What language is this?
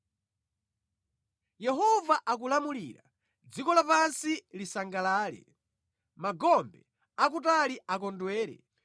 Nyanja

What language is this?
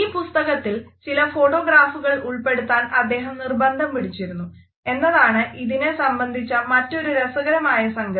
Malayalam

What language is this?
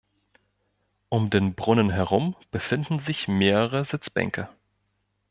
German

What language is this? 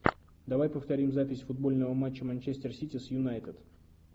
Russian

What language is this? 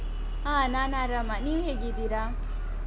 Kannada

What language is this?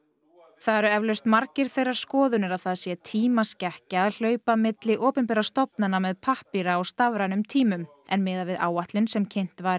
Icelandic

